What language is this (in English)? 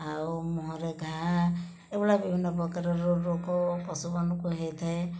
Odia